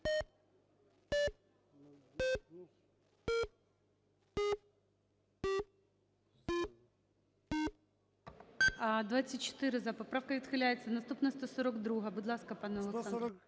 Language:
Ukrainian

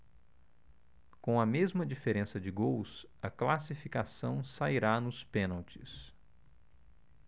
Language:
Portuguese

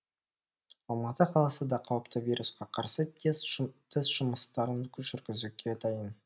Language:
Kazakh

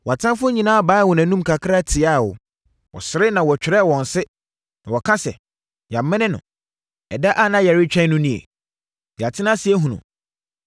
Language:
Akan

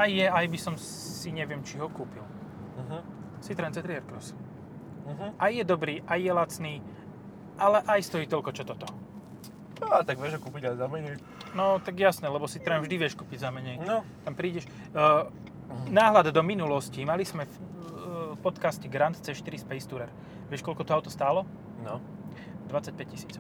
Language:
Slovak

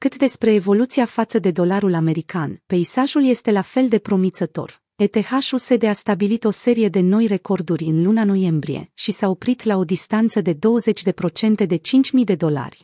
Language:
Romanian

